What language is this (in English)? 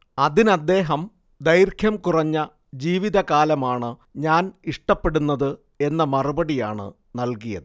Malayalam